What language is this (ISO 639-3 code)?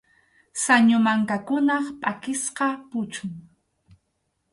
qxu